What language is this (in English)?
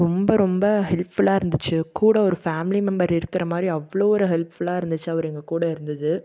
Tamil